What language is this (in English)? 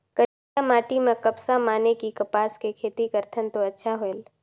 Chhattisgarhi